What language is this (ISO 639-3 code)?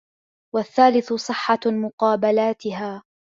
ara